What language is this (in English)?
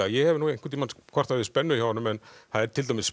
Icelandic